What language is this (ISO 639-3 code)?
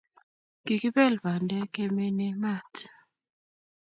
kln